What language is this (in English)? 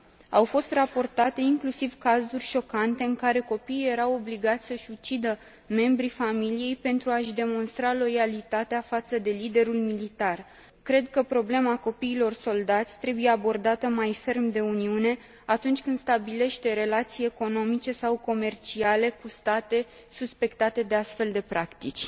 Romanian